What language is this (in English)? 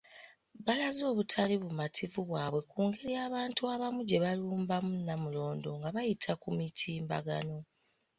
Ganda